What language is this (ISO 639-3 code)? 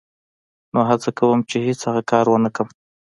pus